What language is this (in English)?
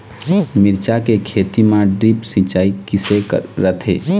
Chhattisgarhi